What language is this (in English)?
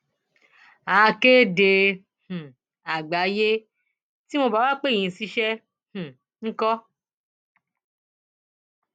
Yoruba